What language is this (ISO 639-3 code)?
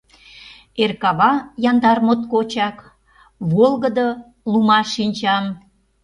chm